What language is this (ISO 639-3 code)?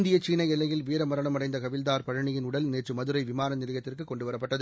tam